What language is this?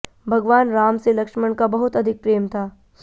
Hindi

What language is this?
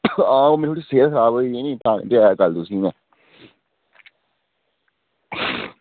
Dogri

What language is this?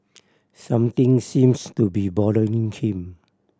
English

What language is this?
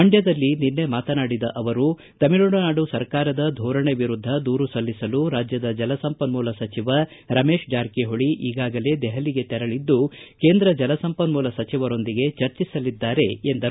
Kannada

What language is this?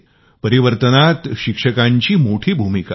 Marathi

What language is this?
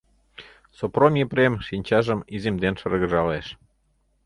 Mari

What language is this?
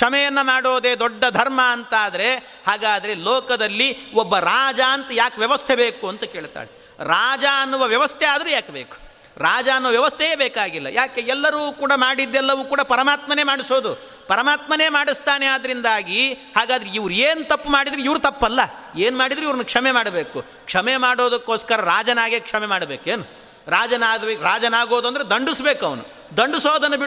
Kannada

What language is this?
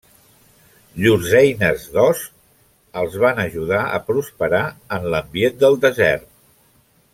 Catalan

